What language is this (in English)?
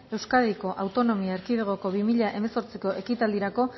Basque